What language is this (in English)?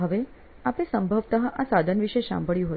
Gujarati